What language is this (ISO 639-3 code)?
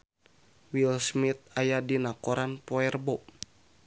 sun